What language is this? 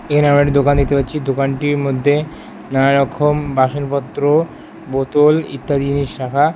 Bangla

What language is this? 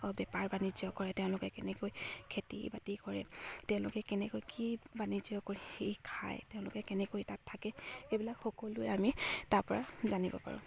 Assamese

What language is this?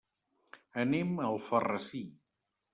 Catalan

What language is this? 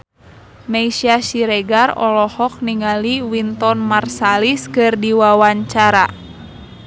Sundanese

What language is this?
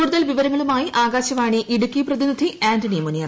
Malayalam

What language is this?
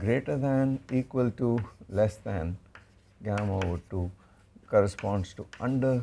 English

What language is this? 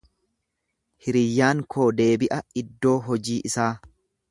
Oromo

